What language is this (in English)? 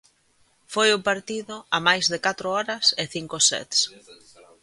Galician